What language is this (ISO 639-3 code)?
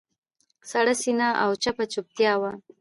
pus